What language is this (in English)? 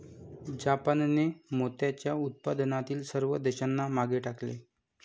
Marathi